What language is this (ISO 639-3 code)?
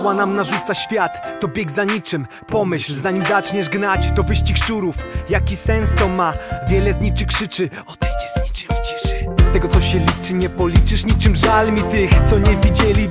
pol